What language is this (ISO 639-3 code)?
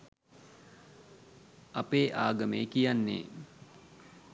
sin